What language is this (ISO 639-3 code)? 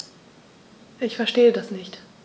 deu